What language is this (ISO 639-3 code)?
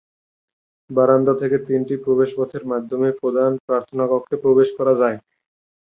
ben